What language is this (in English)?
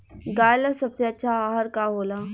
Bhojpuri